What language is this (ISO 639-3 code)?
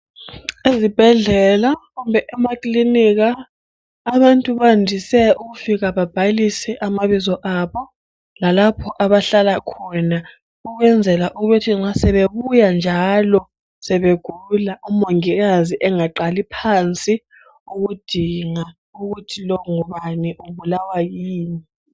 nde